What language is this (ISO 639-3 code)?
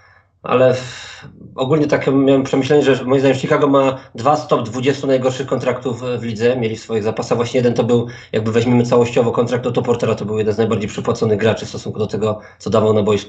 pol